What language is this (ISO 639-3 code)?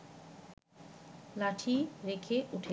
ben